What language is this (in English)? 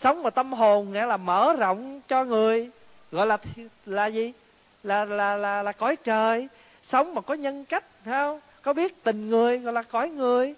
Vietnamese